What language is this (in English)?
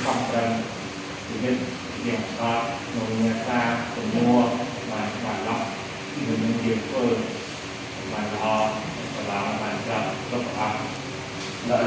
Indonesian